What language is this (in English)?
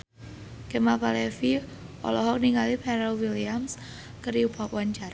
Sundanese